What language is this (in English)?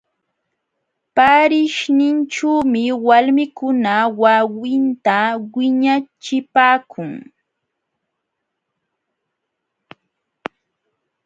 Jauja Wanca Quechua